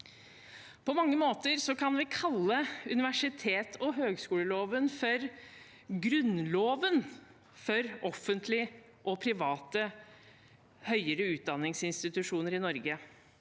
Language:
Norwegian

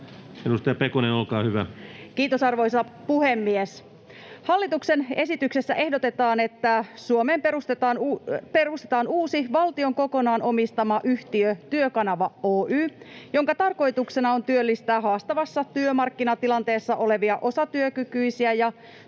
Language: Finnish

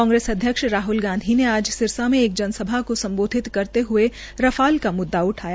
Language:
Hindi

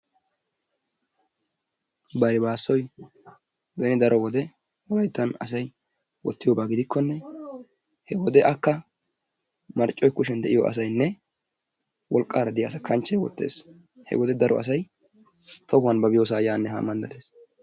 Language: Wolaytta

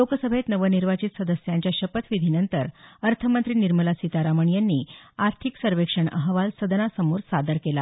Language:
Marathi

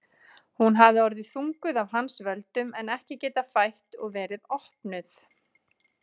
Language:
Icelandic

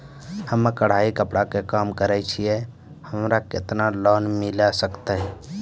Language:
Maithili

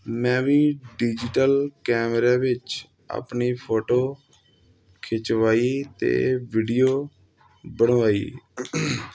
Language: Punjabi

